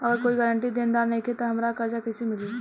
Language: Bhojpuri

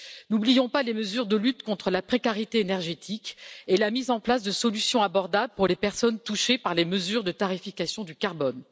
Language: French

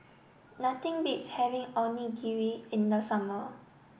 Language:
English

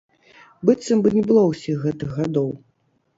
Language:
Belarusian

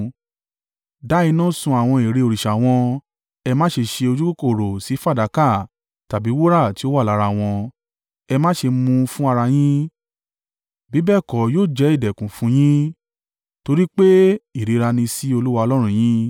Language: Yoruba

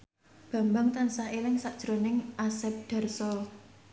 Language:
Javanese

